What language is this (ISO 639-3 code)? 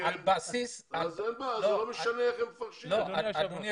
heb